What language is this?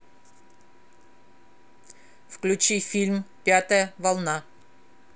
Russian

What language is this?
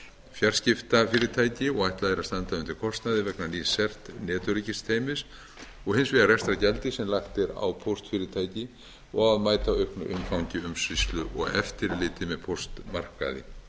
Icelandic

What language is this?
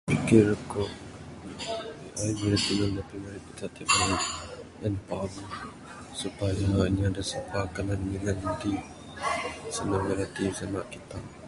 Bukar-Sadung Bidayuh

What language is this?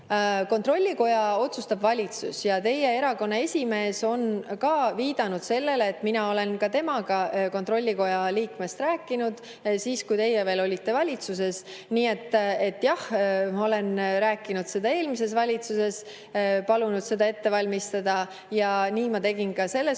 Estonian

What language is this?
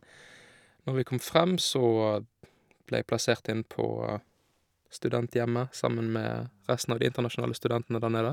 Norwegian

